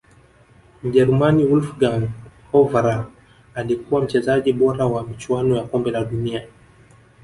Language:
Swahili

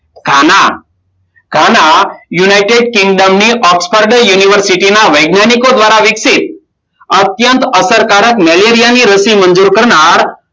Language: Gujarati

